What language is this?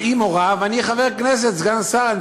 Hebrew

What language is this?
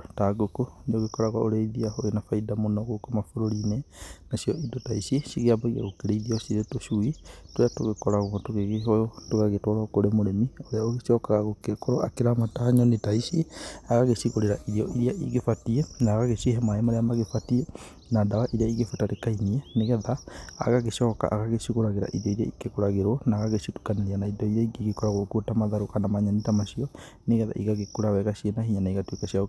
Kikuyu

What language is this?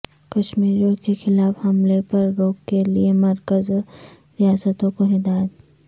Urdu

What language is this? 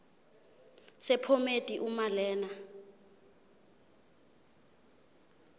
Zulu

